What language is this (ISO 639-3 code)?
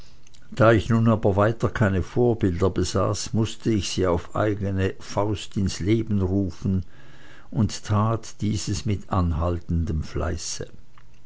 deu